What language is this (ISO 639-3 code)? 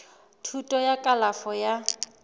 sot